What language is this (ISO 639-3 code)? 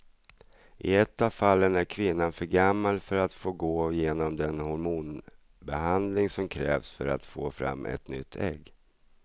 swe